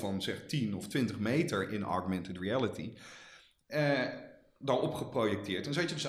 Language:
Dutch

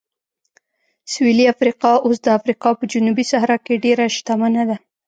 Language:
Pashto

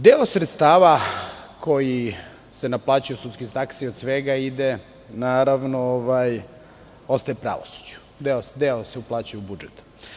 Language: Serbian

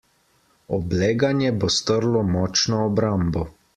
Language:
Slovenian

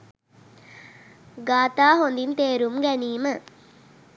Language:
Sinhala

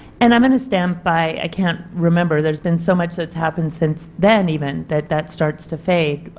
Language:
English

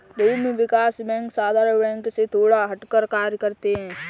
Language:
Hindi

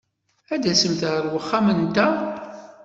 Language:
Kabyle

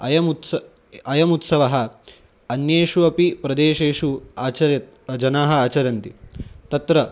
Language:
Sanskrit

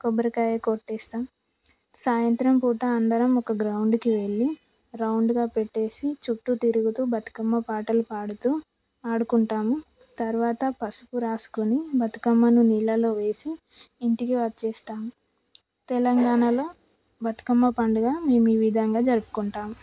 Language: Telugu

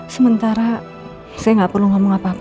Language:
Indonesian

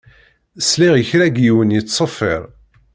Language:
Kabyle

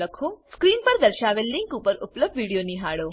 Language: Gujarati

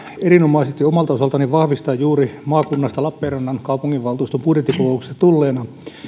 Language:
Finnish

